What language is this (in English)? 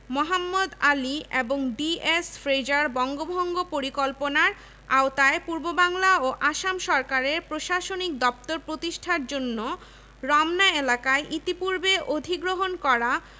Bangla